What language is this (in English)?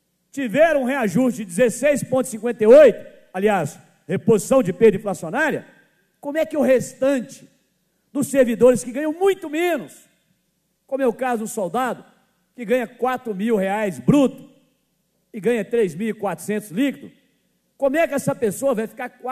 Portuguese